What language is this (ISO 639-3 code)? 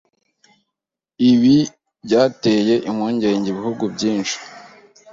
kin